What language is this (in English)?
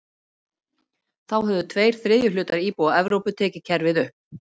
Icelandic